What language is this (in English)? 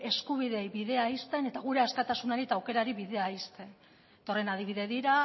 Basque